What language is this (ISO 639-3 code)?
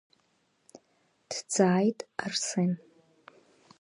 abk